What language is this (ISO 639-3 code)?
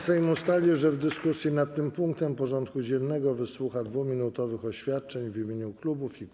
pol